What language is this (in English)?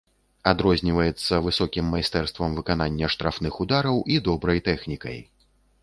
Belarusian